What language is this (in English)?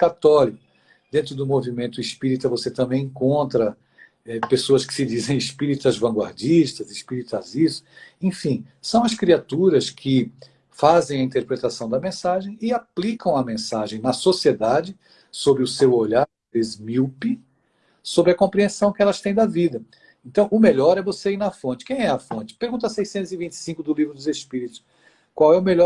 Portuguese